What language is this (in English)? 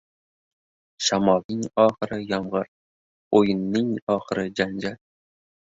Uzbek